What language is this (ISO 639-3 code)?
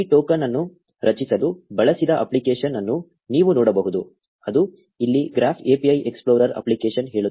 kan